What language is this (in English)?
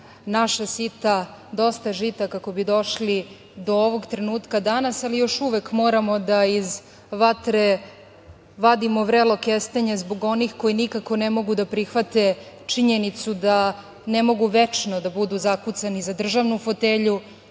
Serbian